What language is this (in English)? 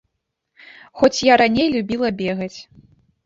Belarusian